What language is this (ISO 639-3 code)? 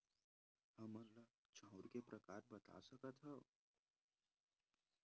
hne